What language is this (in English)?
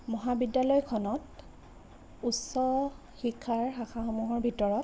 Assamese